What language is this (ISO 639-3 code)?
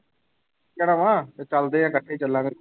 pan